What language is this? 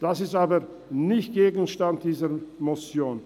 Swiss German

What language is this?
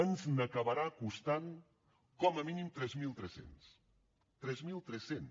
Catalan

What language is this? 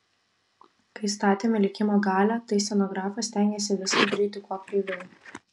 Lithuanian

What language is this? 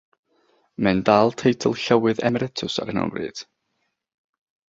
Welsh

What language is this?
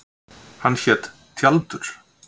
Icelandic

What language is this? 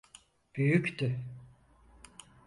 Turkish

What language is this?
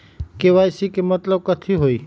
Magahi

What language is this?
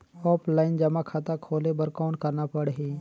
Chhattisgarhi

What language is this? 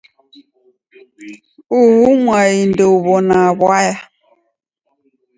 Taita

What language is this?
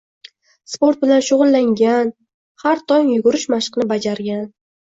Uzbek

